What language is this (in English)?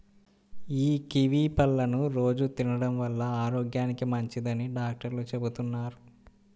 Telugu